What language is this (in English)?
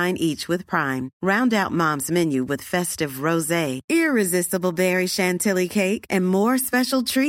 Swedish